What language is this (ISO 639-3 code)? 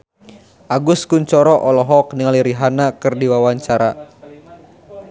sun